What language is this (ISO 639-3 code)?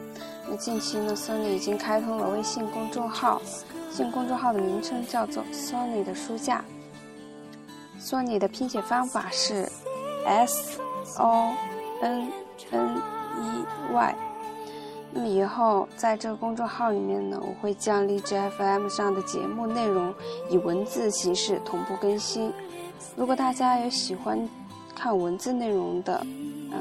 zho